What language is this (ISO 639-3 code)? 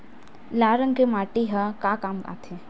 hne